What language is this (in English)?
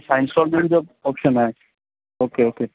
Sindhi